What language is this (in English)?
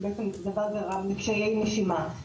Hebrew